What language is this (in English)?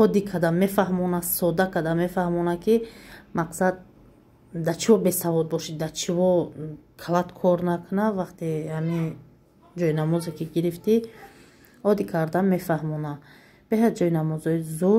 Turkish